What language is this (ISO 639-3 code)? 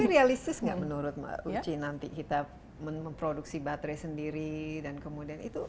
ind